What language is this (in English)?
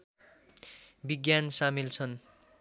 Nepali